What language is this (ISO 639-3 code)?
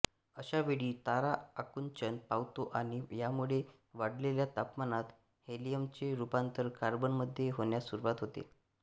mar